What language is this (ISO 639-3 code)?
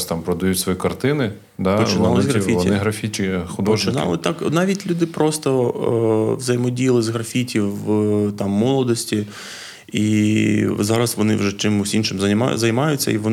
ukr